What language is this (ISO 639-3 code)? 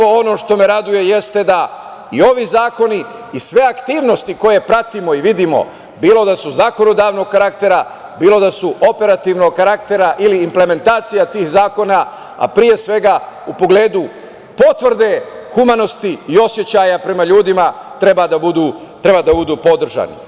srp